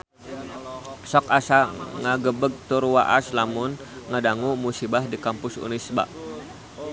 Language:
Sundanese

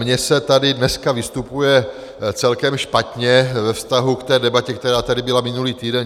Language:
Czech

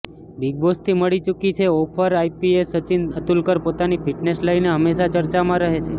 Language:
Gujarati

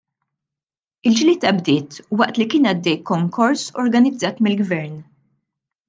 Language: Maltese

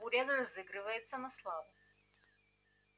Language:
Russian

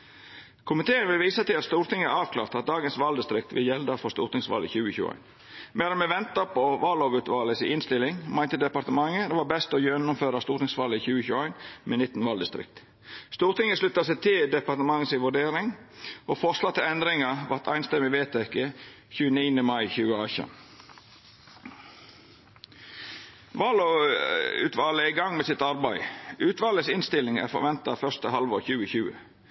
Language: Norwegian Nynorsk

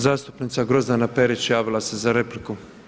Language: Croatian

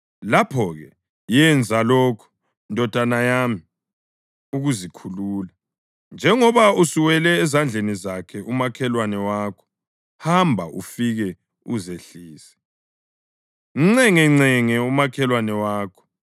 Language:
North Ndebele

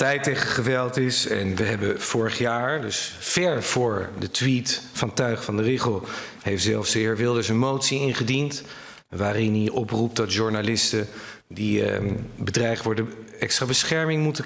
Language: Dutch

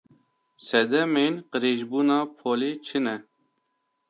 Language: Kurdish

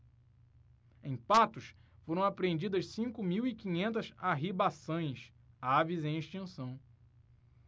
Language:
Portuguese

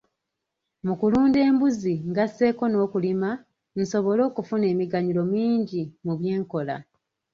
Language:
Ganda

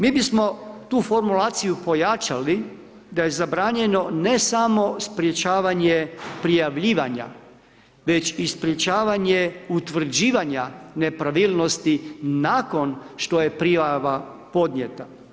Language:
Croatian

